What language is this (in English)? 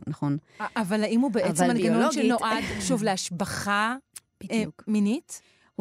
Hebrew